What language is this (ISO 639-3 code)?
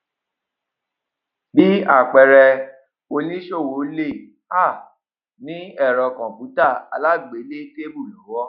yor